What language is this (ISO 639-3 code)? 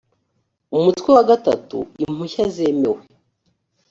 kin